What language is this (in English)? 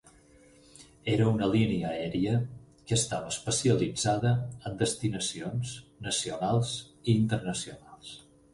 Catalan